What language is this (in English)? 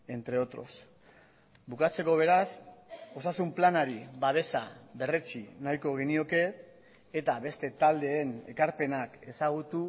Basque